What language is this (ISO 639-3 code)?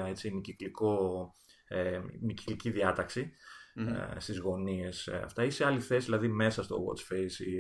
ell